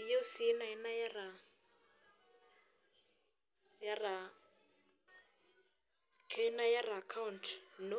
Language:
Masai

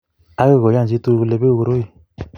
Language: Kalenjin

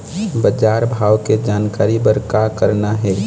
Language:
Chhattisgarhi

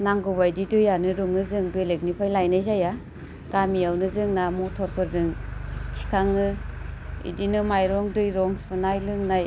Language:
Bodo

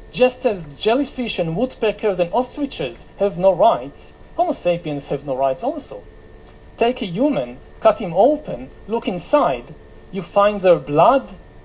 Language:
Bulgarian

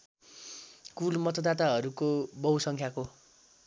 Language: Nepali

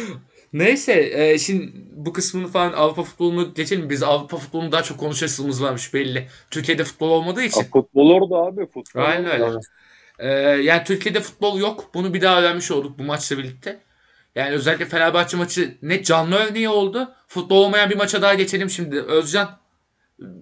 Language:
Turkish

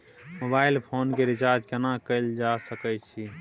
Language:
Maithili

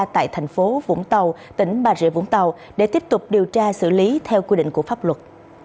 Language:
Vietnamese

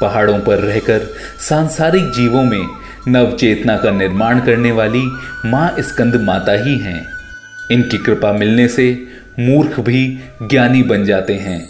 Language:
Hindi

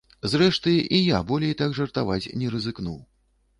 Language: Belarusian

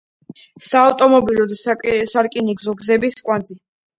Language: Georgian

